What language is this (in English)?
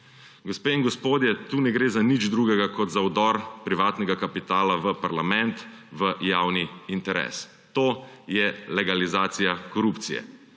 Slovenian